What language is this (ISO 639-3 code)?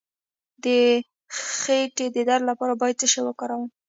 pus